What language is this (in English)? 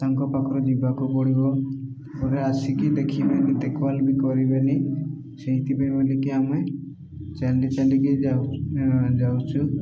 Odia